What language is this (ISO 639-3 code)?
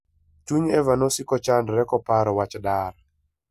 luo